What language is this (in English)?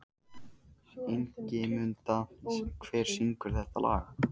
Icelandic